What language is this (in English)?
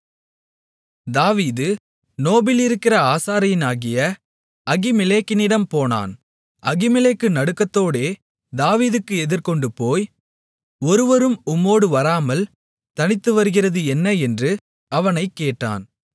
Tamil